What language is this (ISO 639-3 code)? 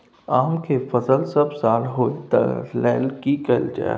mai